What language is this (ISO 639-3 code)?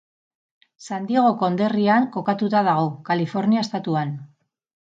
eus